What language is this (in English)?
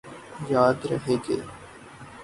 Urdu